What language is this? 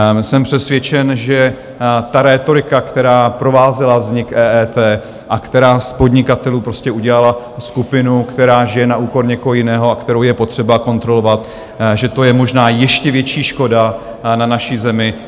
Czech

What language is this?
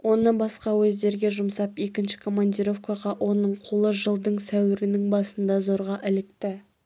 Kazakh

